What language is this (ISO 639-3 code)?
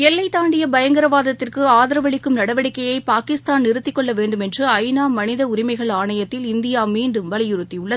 tam